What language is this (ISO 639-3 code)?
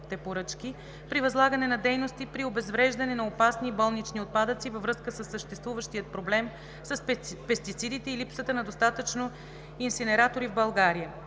bul